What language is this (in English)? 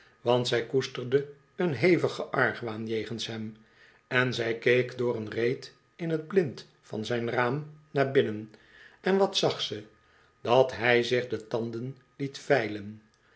Dutch